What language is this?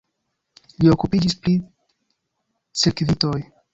Esperanto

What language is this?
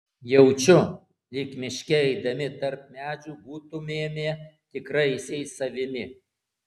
Lithuanian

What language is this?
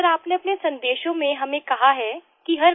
Hindi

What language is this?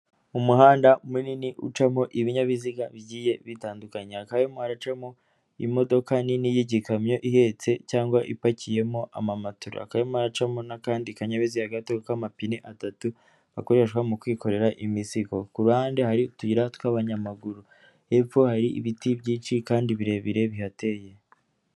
Kinyarwanda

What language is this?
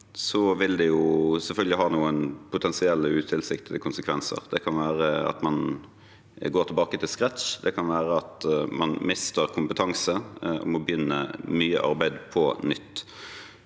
Norwegian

